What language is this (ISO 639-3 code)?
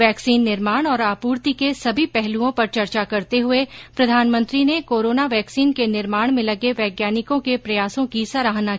hin